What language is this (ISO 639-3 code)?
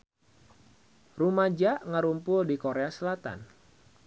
sun